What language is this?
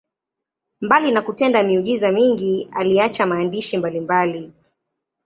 Swahili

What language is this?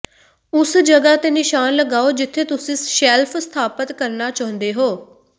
Punjabi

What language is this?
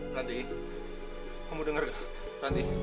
Indonesian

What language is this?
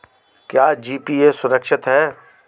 Hindi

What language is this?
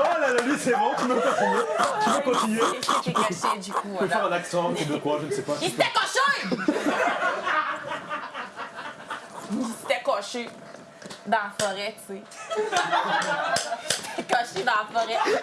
French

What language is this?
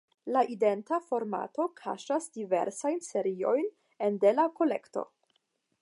Esperanto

